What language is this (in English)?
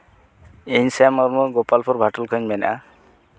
Santali